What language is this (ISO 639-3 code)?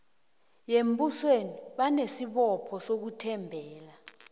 nbl